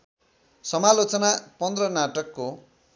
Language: Nepali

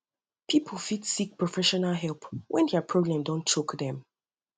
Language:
Nigerian Pidgin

